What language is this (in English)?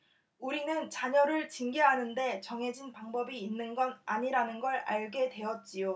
Korean